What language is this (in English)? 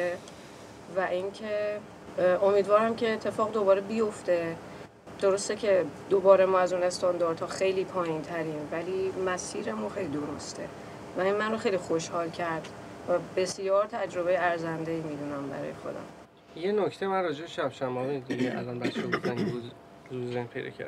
Persian